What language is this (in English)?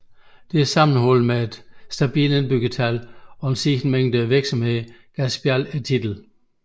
Danish